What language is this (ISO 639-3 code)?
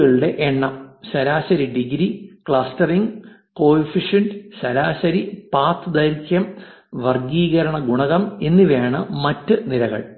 mal